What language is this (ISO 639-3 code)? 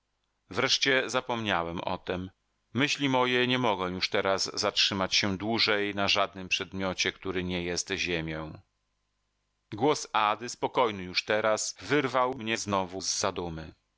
pol